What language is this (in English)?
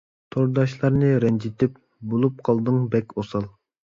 Uyghur